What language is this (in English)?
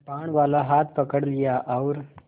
Hindi